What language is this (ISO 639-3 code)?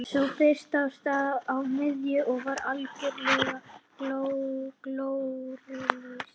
isl